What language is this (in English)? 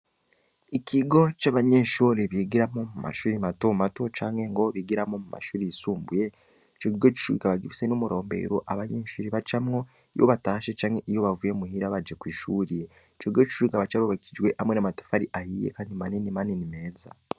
Rundi